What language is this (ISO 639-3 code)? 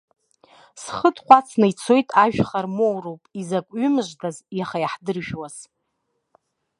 abk